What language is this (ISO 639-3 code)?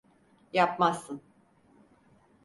tur